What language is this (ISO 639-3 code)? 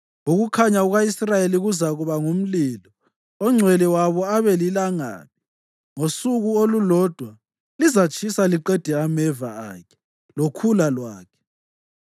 nde